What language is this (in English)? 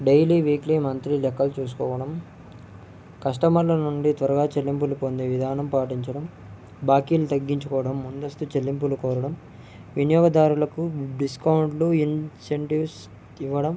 Telugu